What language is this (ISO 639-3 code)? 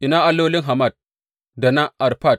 hau